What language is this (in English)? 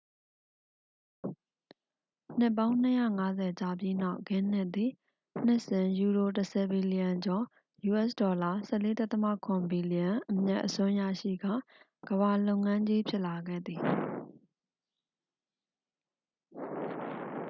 Burmese